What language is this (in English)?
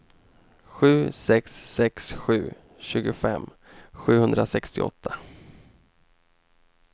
Swedish